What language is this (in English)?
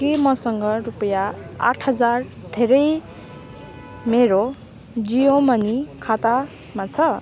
Nepali